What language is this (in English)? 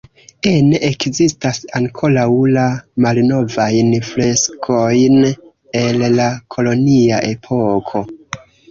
Esperanto